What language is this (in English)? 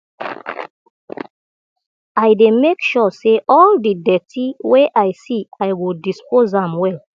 Nigerian Pidgin